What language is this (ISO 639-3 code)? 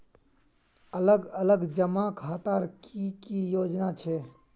mag